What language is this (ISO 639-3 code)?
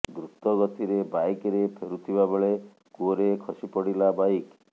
ori